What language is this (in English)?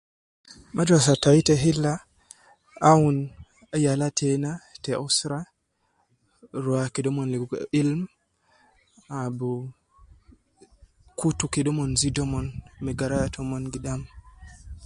Nubi